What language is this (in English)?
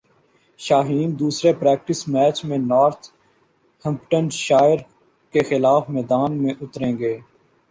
Urdu